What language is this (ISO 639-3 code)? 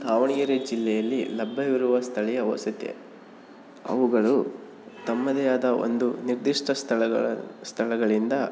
kan